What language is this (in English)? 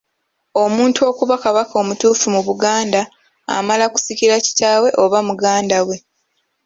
Ganda